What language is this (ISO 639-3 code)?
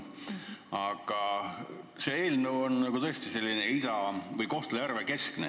est